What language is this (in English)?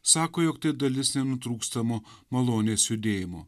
Lithuanian